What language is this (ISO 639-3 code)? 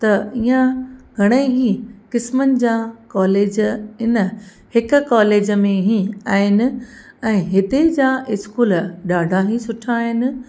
snd